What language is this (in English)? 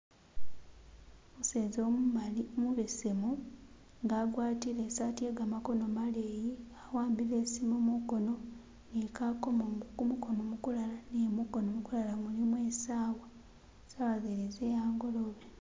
Masaaba